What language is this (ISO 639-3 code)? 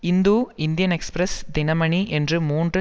tam